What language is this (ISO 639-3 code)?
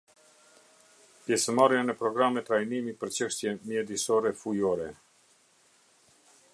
sqi